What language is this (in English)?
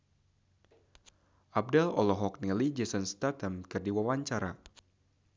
Sundanese